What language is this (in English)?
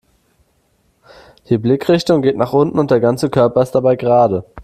German